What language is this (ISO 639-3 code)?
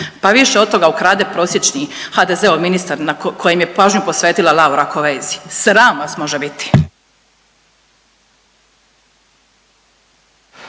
hrv